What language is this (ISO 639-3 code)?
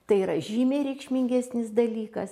lit